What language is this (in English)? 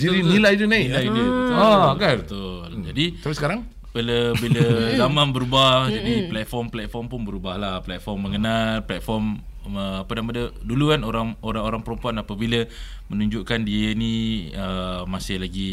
Malay